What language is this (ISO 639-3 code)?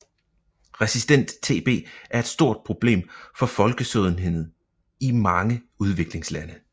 dan